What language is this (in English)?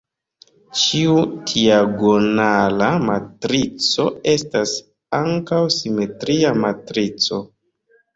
Esperanto